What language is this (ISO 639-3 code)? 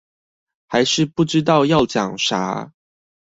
zho